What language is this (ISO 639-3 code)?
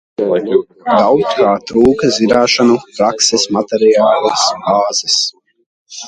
lav